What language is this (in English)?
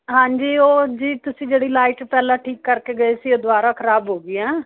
Punjabi